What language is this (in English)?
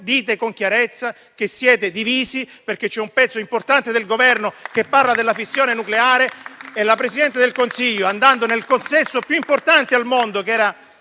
Italian